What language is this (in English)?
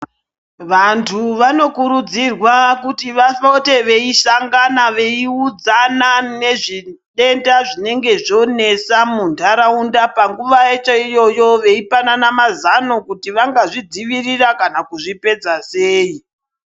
Ndau